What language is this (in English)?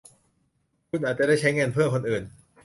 Thai